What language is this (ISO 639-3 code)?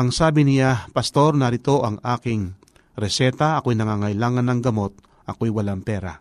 fil